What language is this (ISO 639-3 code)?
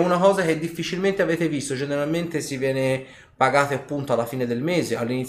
ita